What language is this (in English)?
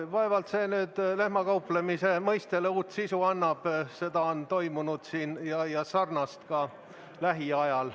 Estonian